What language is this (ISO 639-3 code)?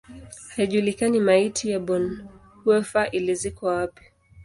swa